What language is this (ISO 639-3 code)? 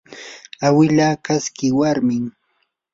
qur